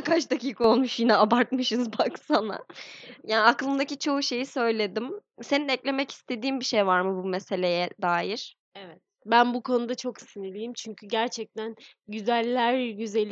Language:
Turkish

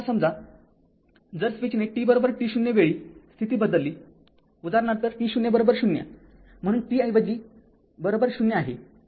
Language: Marathi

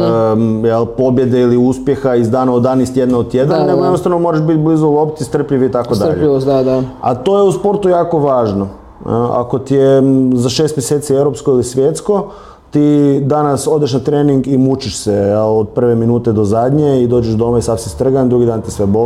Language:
Croatian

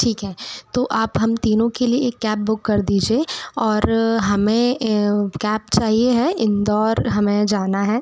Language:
Hindi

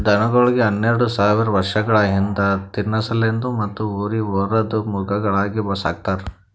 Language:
Kannada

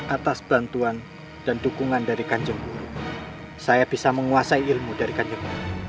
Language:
Indonesian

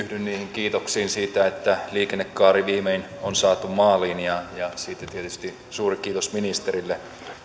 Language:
Finnish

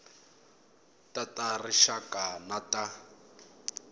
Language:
Tsonga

